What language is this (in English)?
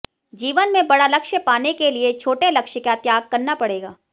Hindi